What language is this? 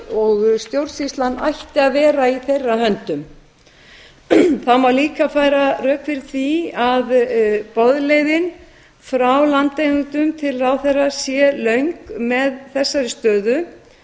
Icelandic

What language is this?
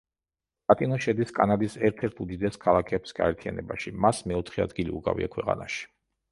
Georgian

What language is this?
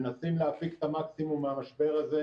Hebrew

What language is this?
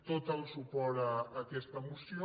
Catalan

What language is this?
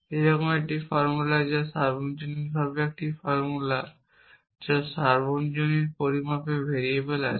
Bangla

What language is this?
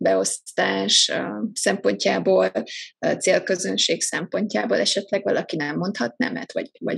Hungarian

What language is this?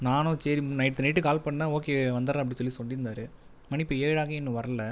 Tamil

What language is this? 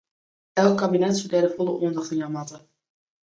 Western Frisian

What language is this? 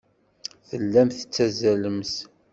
Kabyle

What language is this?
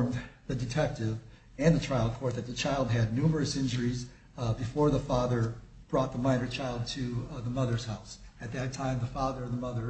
English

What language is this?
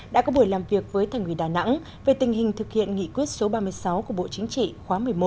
Vietnamese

